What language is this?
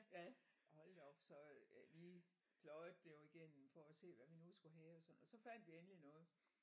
Danish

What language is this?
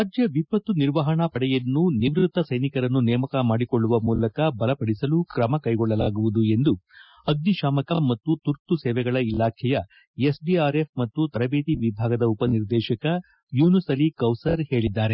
Kannada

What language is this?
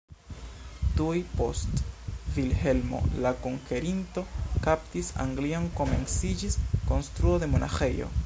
Esperanto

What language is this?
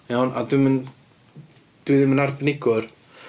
Welsh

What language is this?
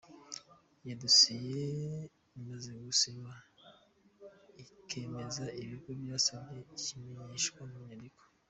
Kinyarwanda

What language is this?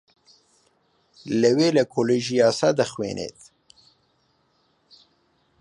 Central Kurdish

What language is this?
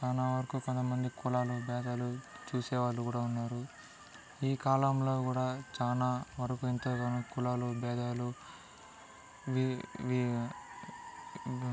Telugu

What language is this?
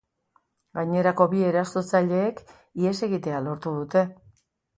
Basque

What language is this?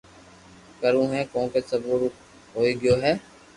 Loarki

